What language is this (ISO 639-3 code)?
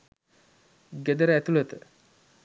sin